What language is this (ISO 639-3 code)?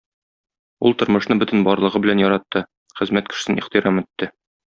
tat